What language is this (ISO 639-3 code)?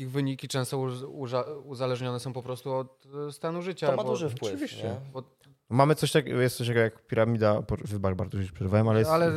pol